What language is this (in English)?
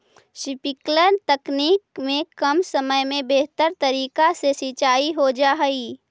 Magahi